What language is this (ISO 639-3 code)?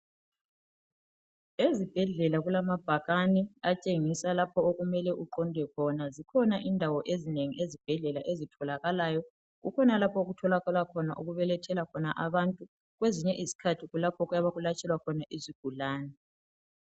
nde